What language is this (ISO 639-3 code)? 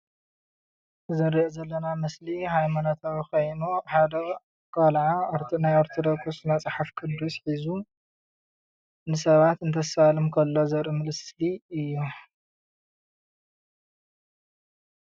tir